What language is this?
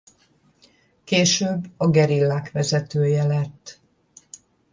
Hungarian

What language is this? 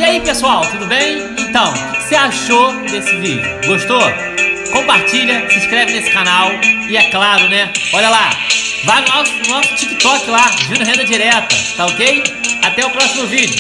Portuguese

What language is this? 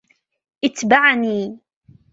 Arabic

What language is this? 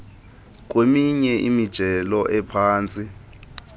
Xhosa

